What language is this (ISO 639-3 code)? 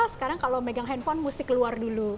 ind